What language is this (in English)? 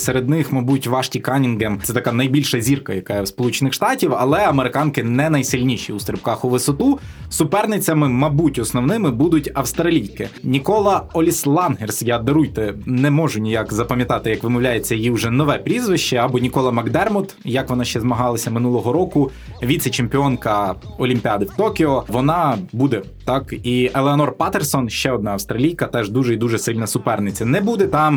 Ukrainian